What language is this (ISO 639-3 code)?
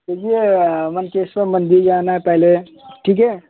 hin